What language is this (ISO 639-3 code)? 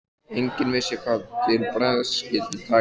isl